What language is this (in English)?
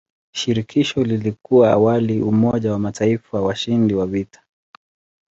Swahili